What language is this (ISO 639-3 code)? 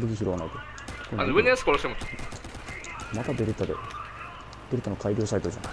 jpn